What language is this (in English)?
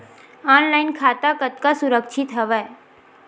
Chhattisgarhi